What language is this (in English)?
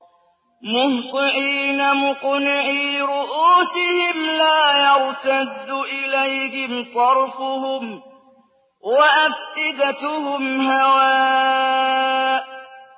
Arabic